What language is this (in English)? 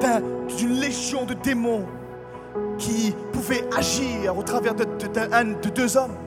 French